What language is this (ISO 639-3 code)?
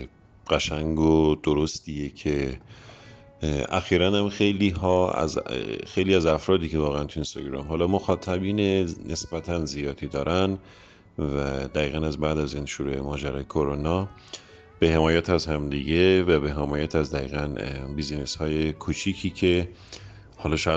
fas